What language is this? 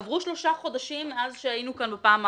Hebrew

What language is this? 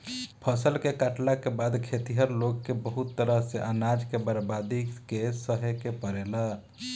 Bhojpuri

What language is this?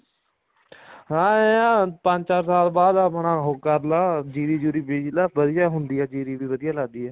Punjabi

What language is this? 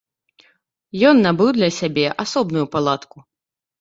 Belarusian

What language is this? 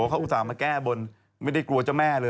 Thai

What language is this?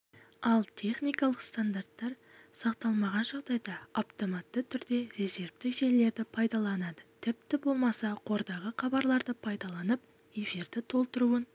Kazakh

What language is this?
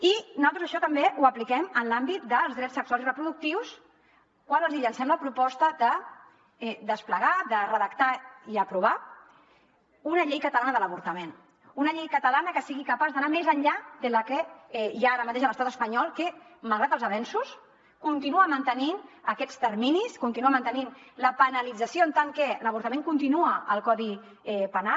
Catalan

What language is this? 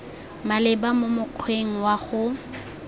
Tswana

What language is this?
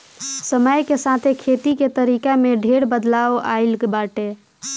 Bhojpuri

